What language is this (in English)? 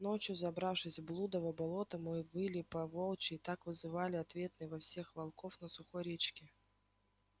Russian